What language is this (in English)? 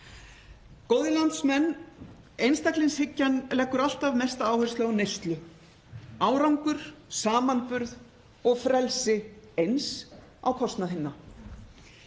Icelandic